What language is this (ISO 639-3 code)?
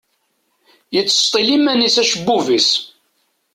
kab